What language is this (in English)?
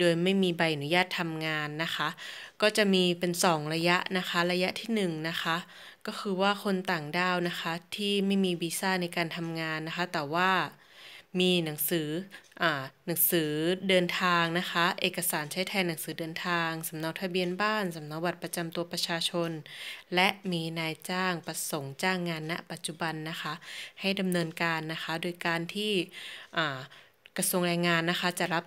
Thai